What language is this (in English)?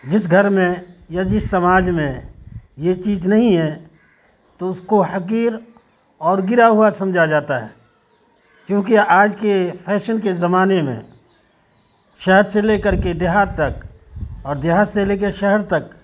Urdu